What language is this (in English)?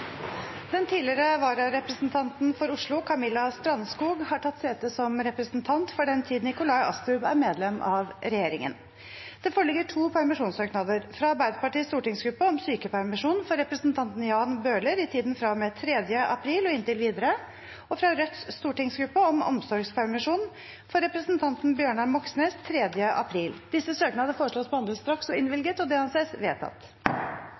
Norwegian Bokmål